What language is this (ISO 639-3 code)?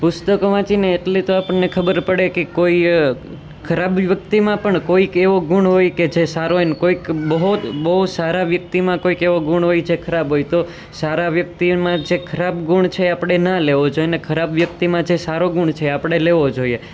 guj